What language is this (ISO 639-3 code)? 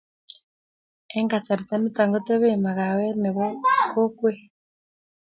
kln